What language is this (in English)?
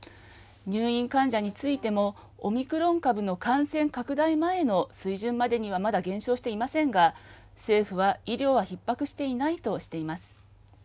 Japanese